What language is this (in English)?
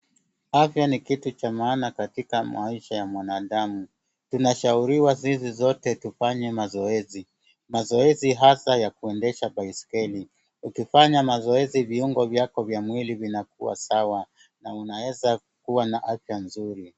Swahili